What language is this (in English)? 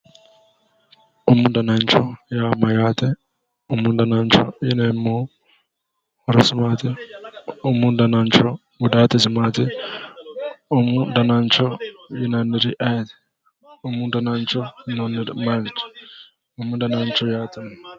Sidamo